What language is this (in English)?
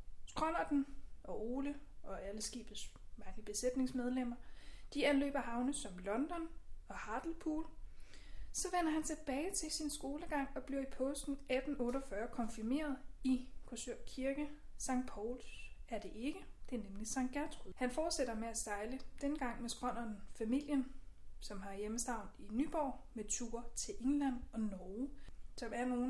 Danish